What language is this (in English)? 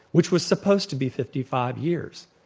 English